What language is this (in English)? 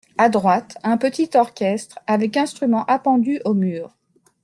French